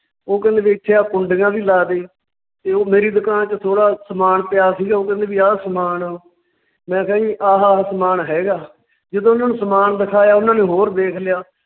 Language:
Punjabi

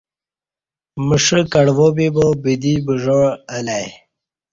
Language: Kati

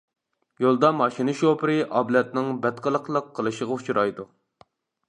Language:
Uyghur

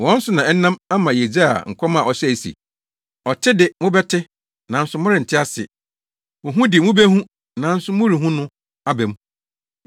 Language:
Akan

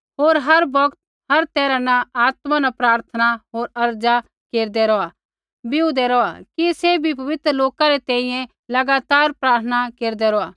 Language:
Kullu Pahari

